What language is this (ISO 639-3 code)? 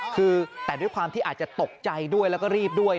tha